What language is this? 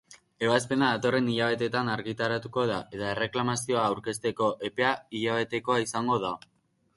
Basque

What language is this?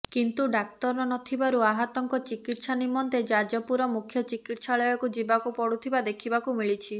Odia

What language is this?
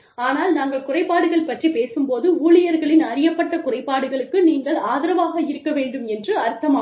Tamil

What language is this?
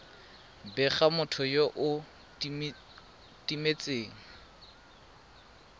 Tswana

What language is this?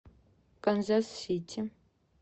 Russian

